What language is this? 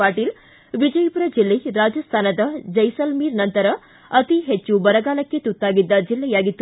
Kannada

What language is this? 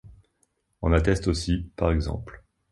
French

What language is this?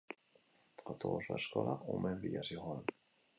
Basque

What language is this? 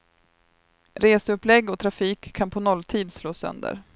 Swedish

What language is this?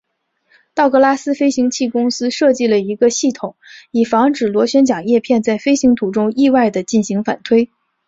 Chinese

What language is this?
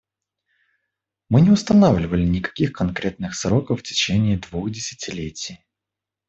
Russian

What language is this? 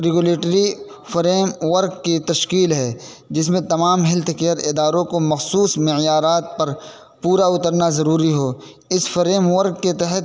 Urdu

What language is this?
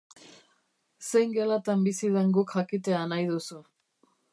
Basque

